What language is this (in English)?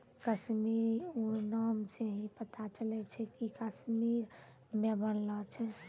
Maithili